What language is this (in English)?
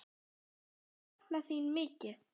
Icelandic